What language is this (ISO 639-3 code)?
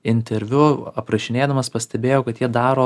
lit